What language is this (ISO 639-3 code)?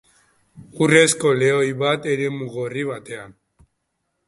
eus